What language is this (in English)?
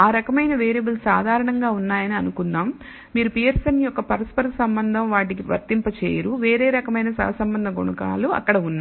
Telugu